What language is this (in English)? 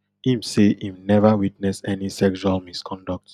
Nigerian Pidgin